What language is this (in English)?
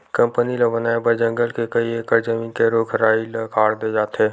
Chhattisgarhi